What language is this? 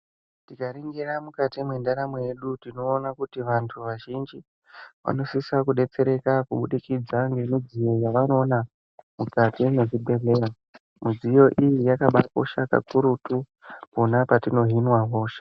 Ndau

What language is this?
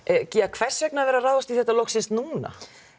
Icelandic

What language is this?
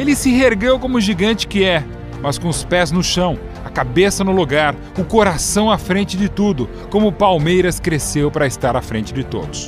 Portuguese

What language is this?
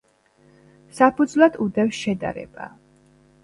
Georgian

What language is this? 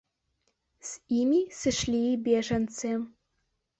Belarusian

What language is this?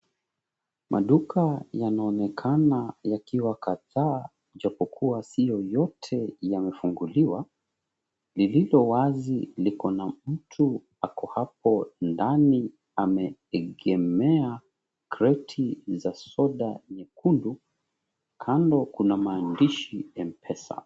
Swahili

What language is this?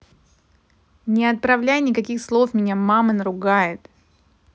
Russian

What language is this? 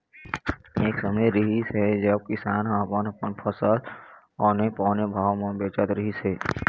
Chhattisgarhi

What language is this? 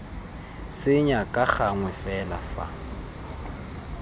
Tswana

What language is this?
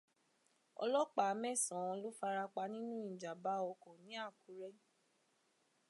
Yoruba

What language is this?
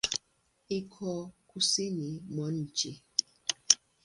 Swahili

